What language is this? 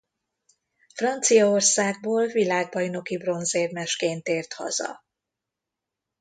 Hungarian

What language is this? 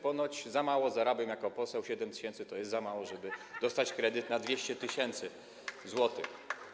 Polish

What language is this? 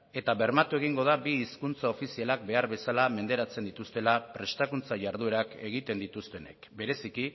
Basque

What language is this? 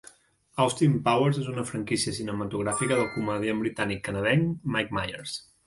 Catalan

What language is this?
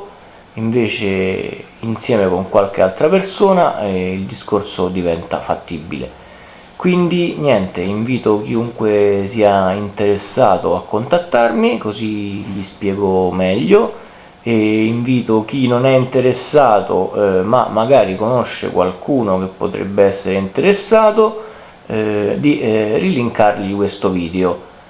Italian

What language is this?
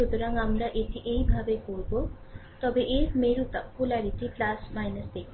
Bangla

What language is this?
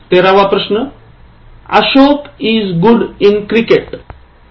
Marathi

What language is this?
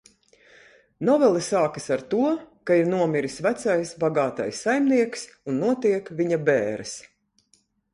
Latvian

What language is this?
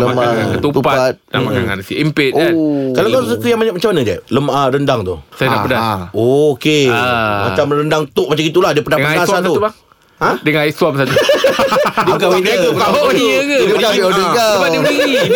Malay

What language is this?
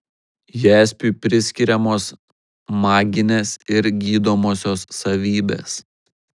Lithuanian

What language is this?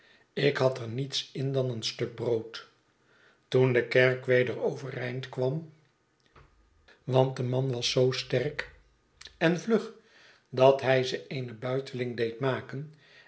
Dutch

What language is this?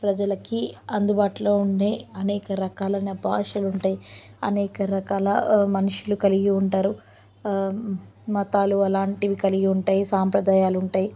Telugu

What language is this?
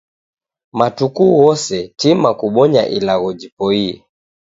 Taita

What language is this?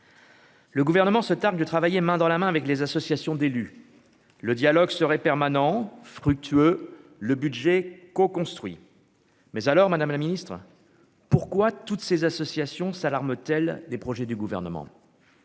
French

